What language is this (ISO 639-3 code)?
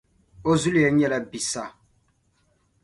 dag